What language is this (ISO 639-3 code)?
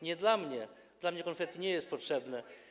pol